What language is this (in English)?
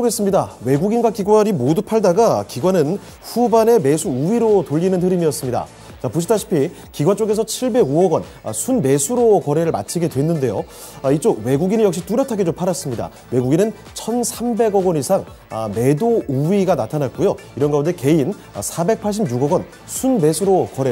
Korean